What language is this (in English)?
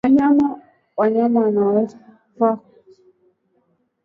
Swahili